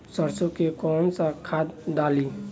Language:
Bhojpuri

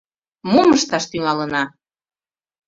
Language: Mari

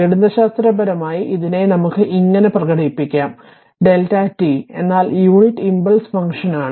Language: Malayalam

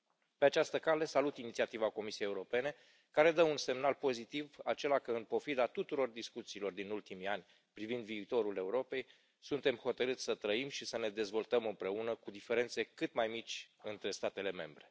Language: Romanian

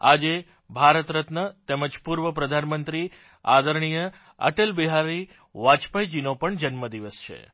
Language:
Gujarati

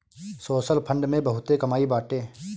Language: Bhojpuri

